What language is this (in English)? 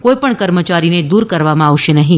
Gujarati